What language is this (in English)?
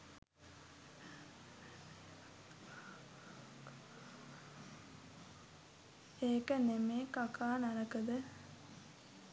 Sinhala